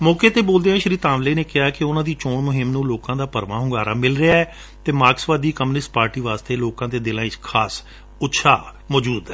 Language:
Punjabi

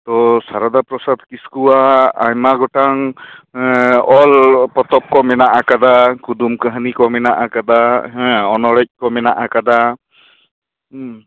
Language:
Santali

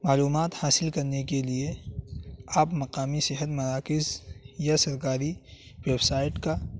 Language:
Urdu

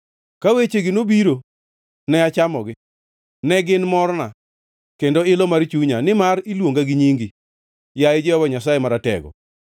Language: Luo (Kenya and Tanzania)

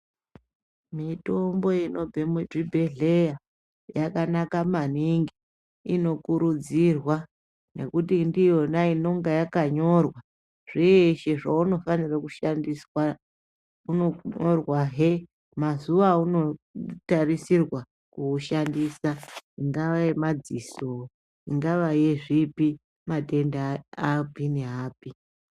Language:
Ndau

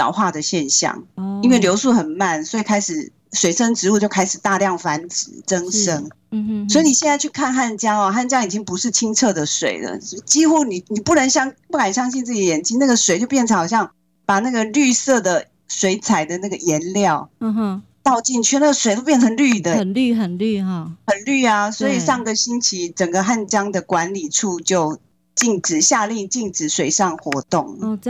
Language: Chinese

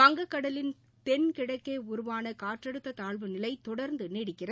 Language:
Tamil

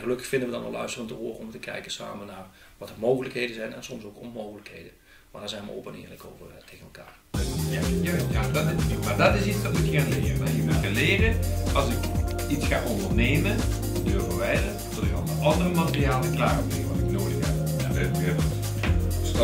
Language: Dutch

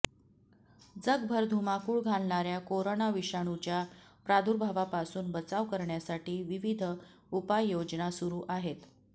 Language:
Marathi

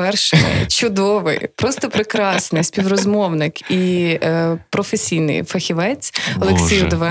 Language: Ukrainian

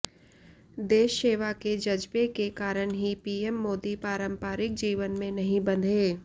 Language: Hindi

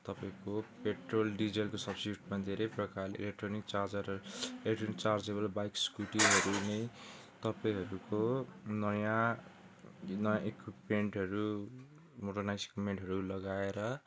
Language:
Nepali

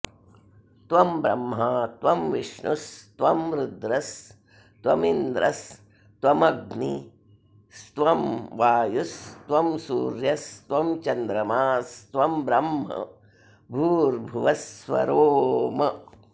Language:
Sanskrit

